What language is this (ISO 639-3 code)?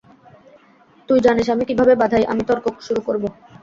ben